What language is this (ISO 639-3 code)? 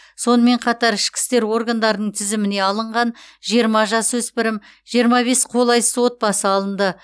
kaz